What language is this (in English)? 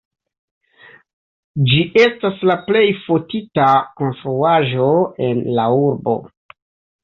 Esperanto